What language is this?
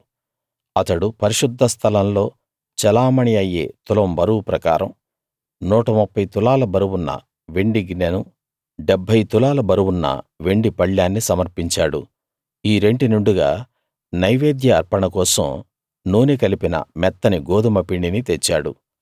Telugu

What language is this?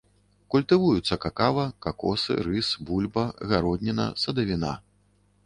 Belarusian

